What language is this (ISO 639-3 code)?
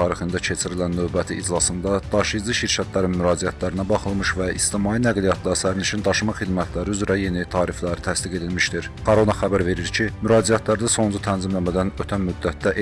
tur